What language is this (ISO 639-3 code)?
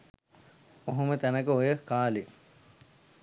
sin